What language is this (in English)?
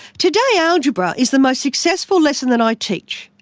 English